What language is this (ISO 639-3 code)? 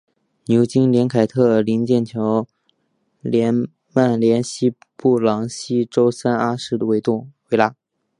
zho